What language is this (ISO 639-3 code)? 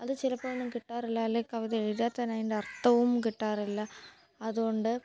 mal